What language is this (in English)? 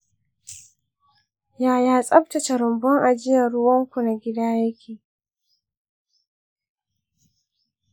Hausa